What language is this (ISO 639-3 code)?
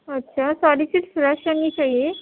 urd